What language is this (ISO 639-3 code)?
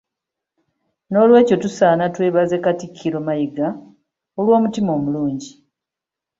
lug